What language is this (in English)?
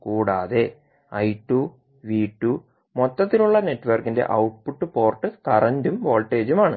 Malayalam